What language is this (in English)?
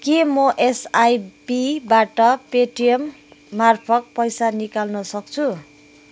Nepali